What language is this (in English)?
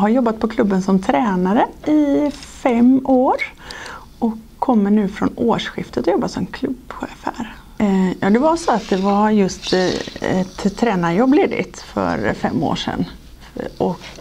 Swedish